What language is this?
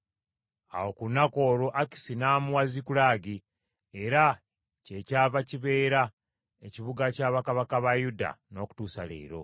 Ganda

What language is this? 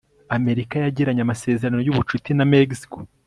Kinyarwanda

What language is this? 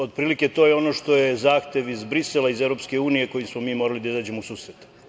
Serbian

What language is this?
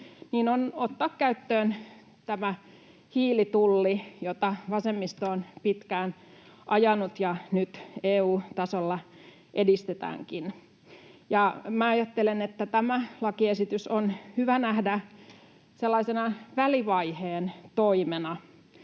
Finnish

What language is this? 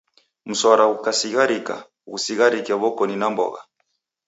Taita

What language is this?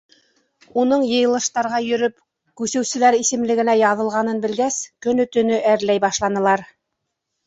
Bashkir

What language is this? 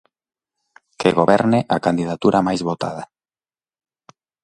Galician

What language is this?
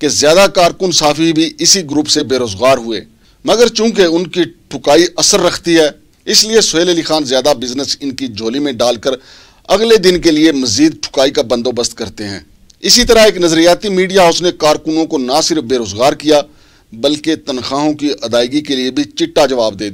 Turkish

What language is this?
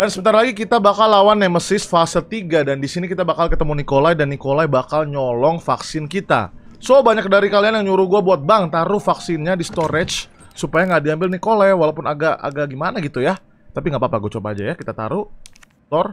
Indonesian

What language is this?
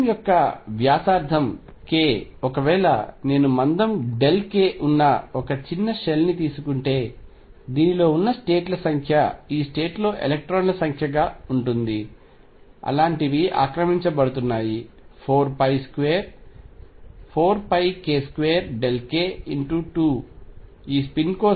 Telugu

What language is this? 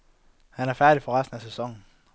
Danish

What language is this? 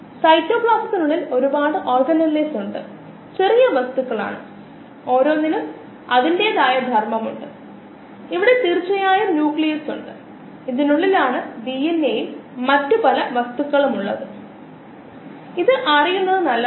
Malayalam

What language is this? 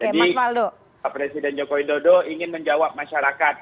Indonesian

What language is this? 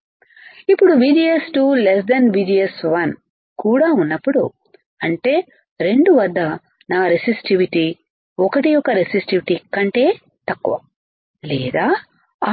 Telugu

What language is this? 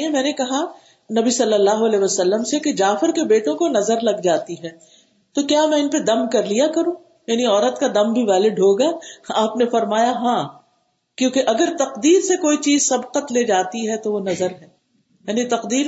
Urdu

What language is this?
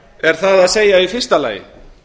Icelandic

